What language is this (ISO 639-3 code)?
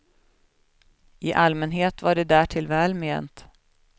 swe